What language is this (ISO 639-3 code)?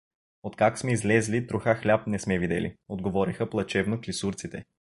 bul